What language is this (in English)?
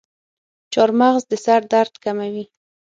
Pashto